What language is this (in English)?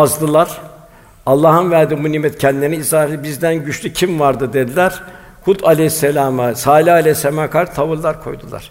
Turkish